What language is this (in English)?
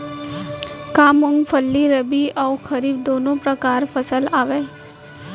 Chhattisgarhi